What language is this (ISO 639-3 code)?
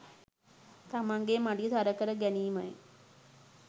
sin